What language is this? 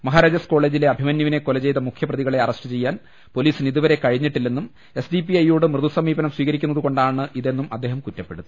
Malayalam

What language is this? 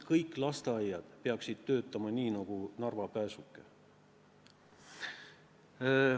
Estonian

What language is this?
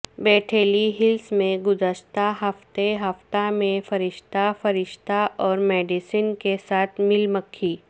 Urdu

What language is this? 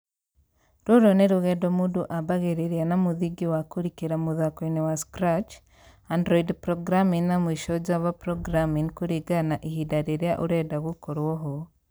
Kikuyu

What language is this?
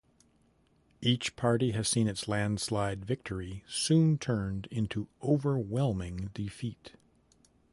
English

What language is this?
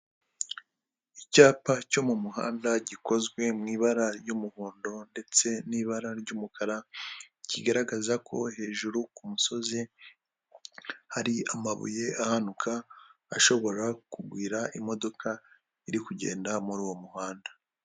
Kinyarwanda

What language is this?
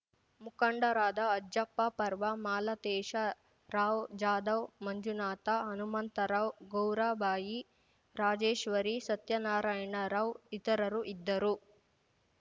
Kannada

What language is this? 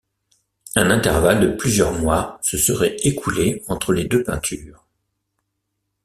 French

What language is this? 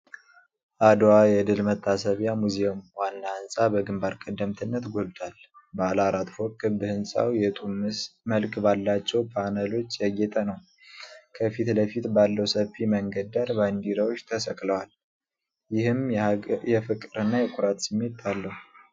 Amharic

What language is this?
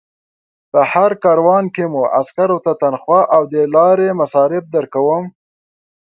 Pashto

